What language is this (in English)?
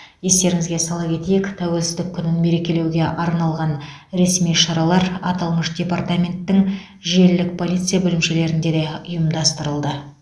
Kazakh